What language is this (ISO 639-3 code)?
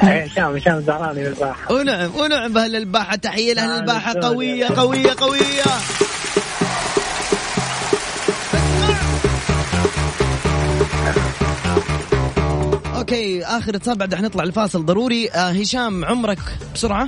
ara